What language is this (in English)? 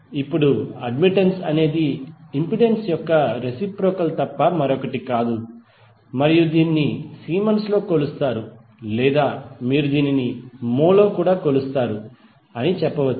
Telugu